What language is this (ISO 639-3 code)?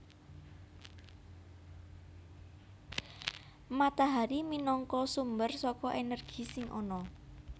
jav